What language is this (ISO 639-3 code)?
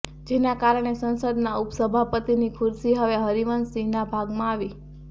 guj